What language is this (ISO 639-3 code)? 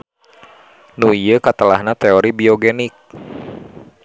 sun